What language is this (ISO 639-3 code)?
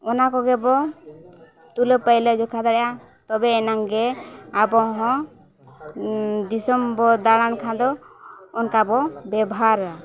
sat